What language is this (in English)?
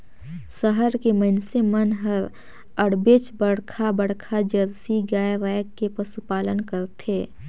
Chhattisgarhi